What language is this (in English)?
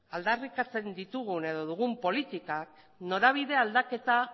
Basque